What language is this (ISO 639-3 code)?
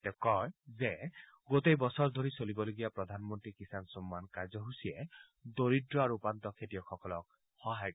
asm